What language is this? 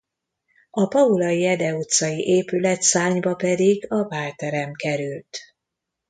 Hungarian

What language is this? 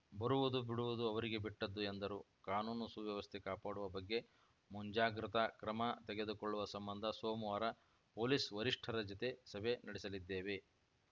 Kannada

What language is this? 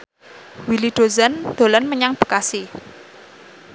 Javanese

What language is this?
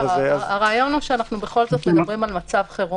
Hebrew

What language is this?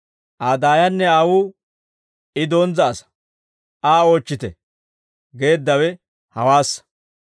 Dawro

